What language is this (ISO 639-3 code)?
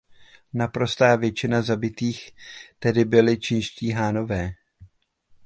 ces